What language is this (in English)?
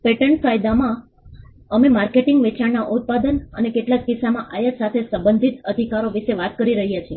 Gujarati